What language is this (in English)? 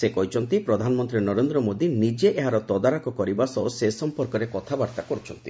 Odia